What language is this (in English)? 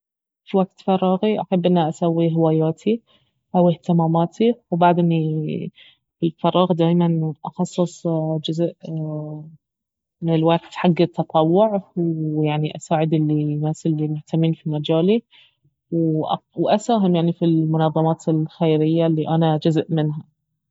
Baharna Arabic